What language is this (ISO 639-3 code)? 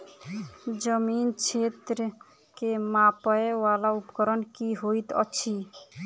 mai